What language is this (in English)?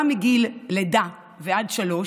Hebrew